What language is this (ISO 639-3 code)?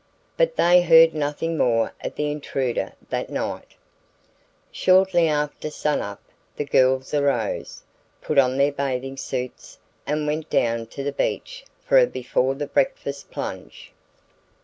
eng